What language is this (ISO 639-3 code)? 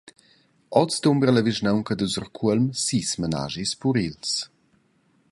roh